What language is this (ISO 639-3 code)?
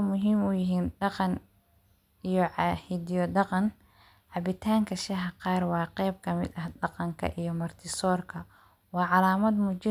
som